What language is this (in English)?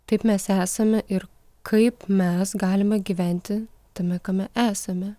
Lithuanian